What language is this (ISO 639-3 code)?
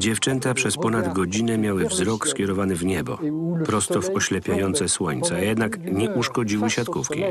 pol